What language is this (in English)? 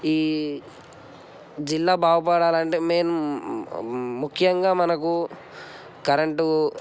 Telugu